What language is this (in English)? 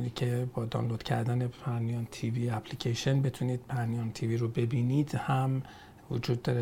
Persian